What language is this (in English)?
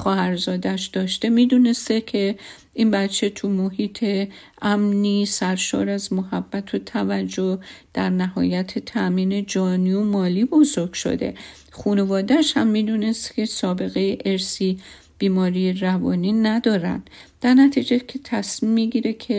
Persian